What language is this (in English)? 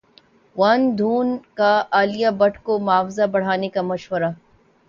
Urdu